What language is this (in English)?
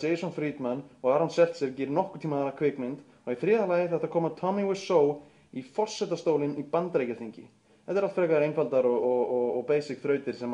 Bulgarian